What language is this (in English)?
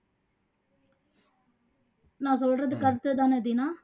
Tamil